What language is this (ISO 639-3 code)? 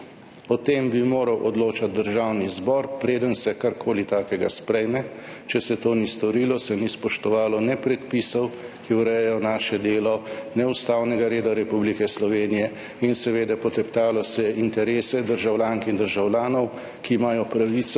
slv